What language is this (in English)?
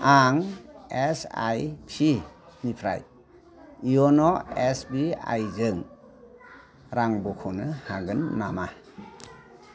Bodo